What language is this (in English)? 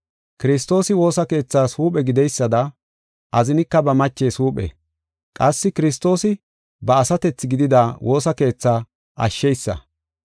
Gofa